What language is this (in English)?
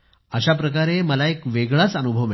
Marathi